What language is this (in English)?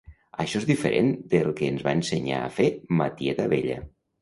Catalan